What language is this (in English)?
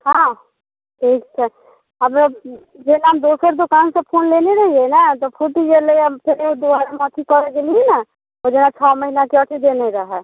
Maithili